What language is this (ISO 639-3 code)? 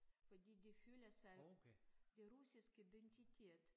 dan